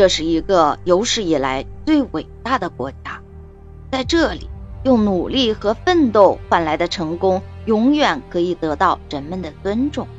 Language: Chinese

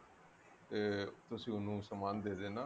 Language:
Punjabi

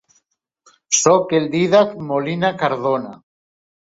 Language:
Catalan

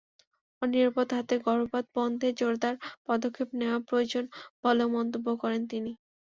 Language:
Bangla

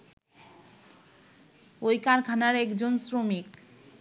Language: Bangla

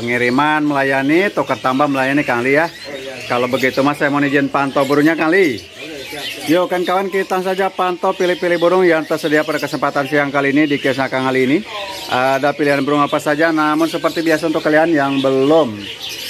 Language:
Indonesian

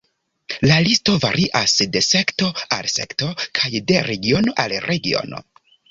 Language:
Esperanto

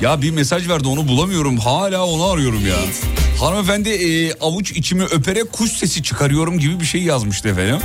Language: Turkish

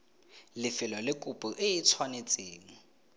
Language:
Tswana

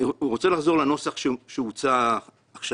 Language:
Hebrew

